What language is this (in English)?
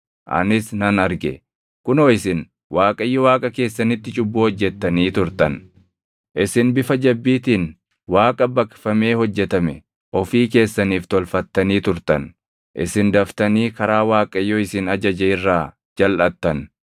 Oromo